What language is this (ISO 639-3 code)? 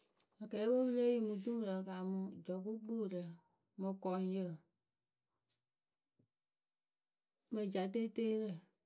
keu